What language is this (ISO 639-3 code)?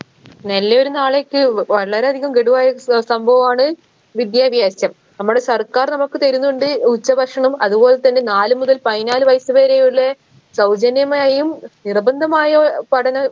mal